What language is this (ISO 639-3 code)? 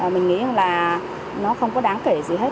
vie